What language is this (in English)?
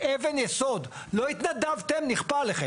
Hebrew